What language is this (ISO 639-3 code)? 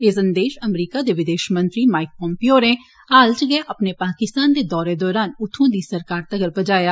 doi